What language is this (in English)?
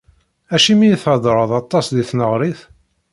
Kabyle